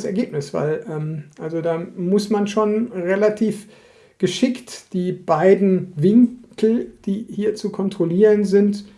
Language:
German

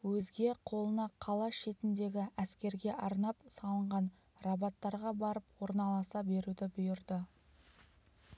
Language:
Kazakh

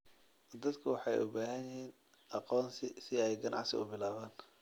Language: Somali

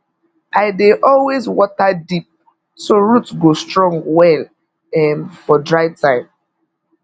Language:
Nigerian Pidgin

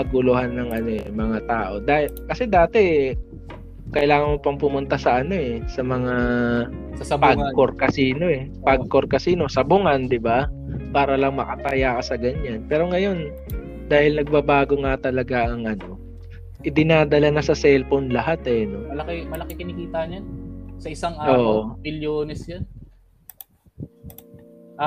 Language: Filipino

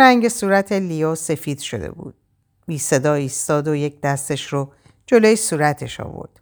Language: Persian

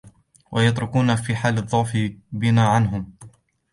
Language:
Arabic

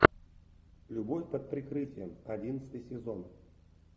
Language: Russian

